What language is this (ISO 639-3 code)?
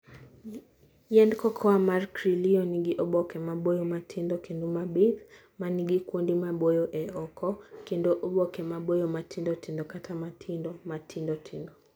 luo